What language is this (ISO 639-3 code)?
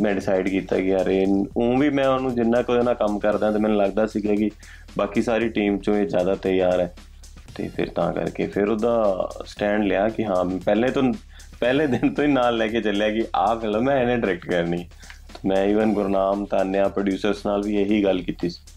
pan